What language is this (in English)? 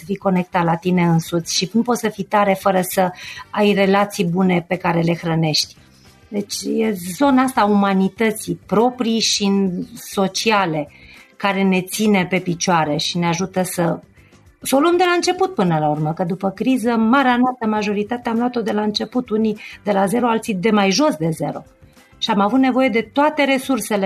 Romanian